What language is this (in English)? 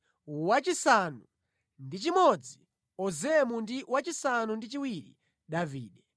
Nyanja